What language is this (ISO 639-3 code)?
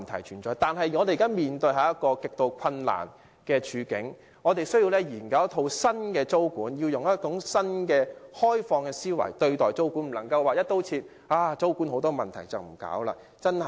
yue